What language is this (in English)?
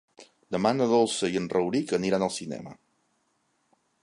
Catalan